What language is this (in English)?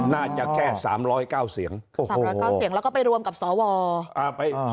Thai